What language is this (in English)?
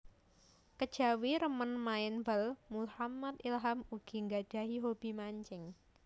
Javanese